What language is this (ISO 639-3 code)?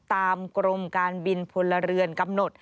tha